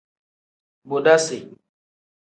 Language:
Tem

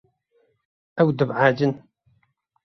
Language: Kurdish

